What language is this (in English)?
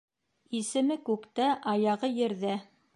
Bashkir